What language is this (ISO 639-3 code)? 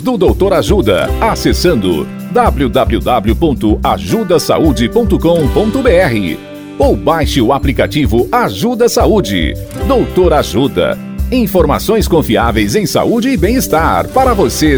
por